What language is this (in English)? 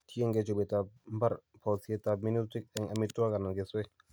Kalenjin